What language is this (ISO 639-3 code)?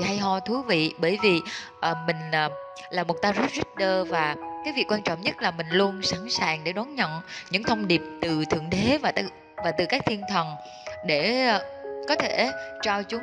vie